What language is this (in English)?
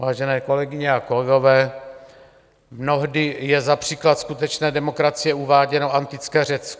Czech